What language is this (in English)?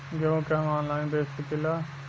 Bhojpuri